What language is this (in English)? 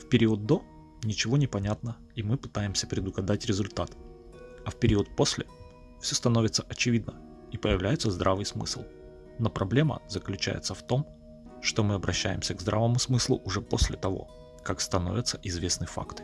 Russian